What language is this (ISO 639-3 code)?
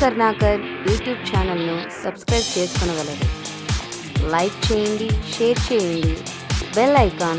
eng